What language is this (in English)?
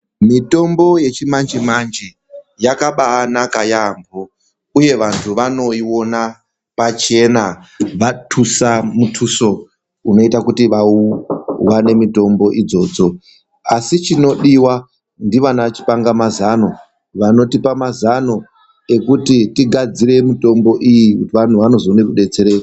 Ndau